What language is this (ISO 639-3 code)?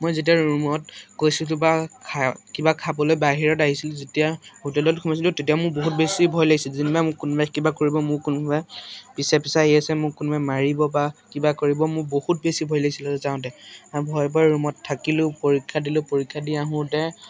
asm